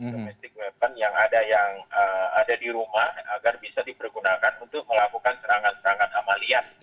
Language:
Indonesian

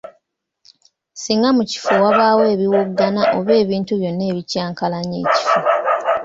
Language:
Ganda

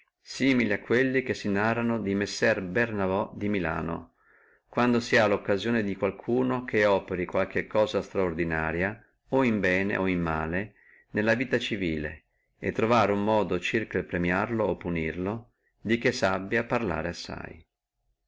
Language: Italian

